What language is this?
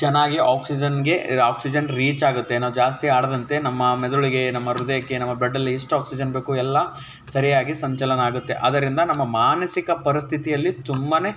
Kannada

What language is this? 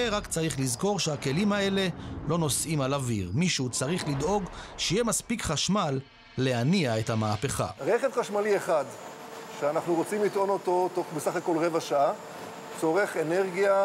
Hebrew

